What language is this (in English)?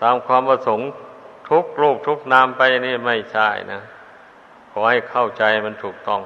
Thai